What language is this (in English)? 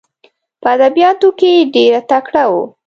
Pashto